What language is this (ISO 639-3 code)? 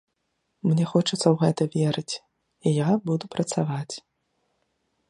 bel